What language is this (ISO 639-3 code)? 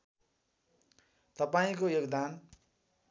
nep